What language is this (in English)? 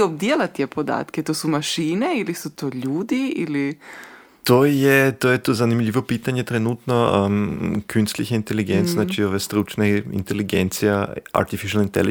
Croatian